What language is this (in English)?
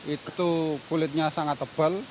Indonesian